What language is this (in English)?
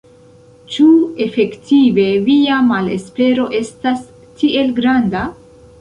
Esperanto